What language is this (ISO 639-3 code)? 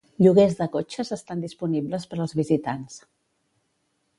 cat